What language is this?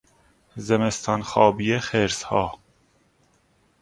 Persian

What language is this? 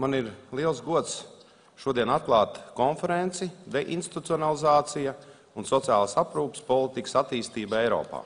Latvian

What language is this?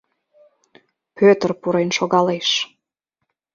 Mari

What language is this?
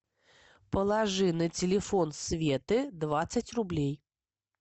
Russian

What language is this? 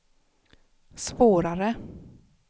Swedish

